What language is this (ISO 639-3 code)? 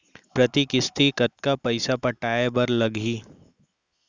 hne